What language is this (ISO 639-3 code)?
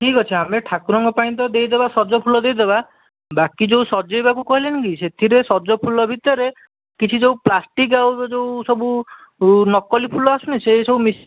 ori